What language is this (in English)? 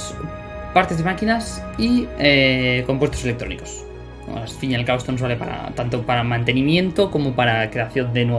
Spanish